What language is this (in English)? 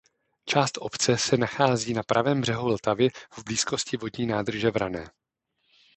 Czech